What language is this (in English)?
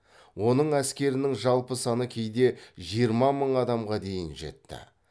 Kazakh